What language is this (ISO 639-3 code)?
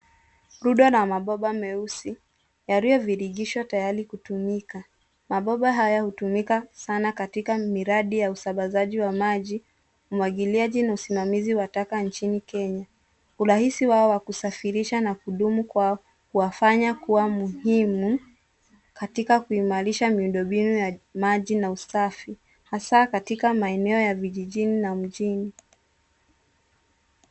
swa